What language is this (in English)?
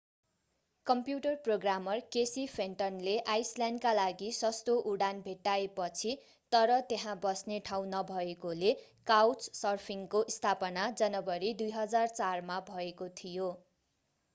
Nepali